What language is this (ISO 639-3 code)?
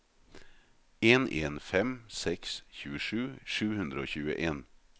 nor